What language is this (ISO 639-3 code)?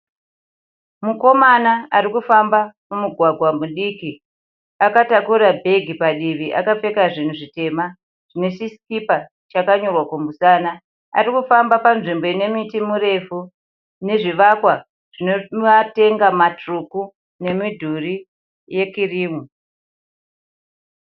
sna